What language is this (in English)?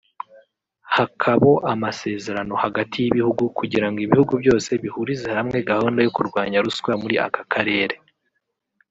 Kinyarwanda